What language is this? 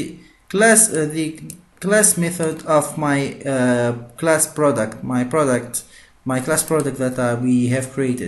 English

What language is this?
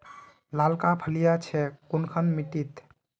Magahi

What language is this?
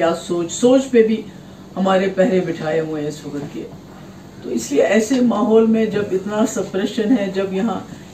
Urdu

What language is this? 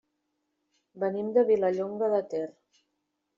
Catalan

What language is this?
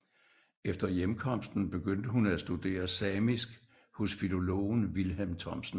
Danish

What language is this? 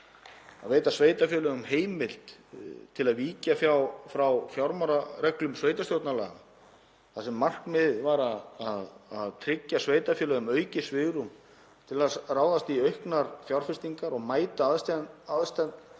Icelandic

